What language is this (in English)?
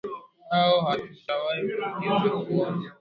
Swahili